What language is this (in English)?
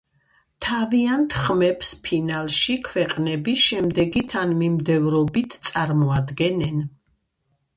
Georgian